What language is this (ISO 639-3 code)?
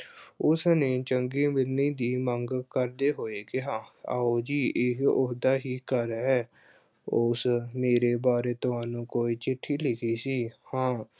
pan